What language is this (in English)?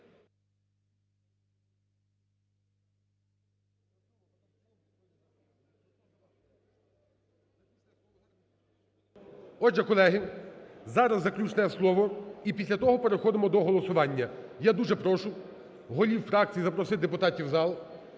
Ukrainian